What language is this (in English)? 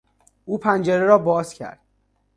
Persian